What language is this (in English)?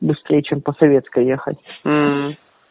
Russian